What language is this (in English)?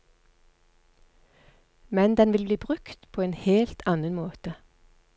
Norwegian